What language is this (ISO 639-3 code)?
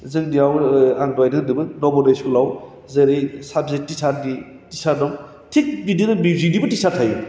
brx